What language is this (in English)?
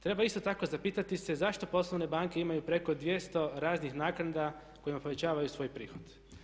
Croatian